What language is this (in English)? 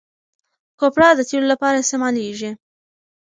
Pashto